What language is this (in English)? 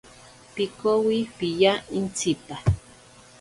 Ashéninka Perené